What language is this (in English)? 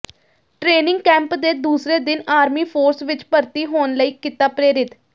Punjabi